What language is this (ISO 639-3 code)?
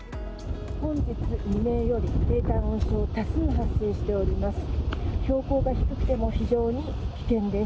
jpn